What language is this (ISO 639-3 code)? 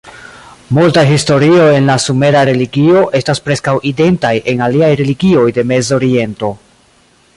epo